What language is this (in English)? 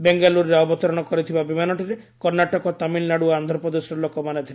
Odia